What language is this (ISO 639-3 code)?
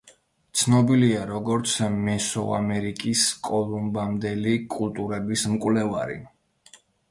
kat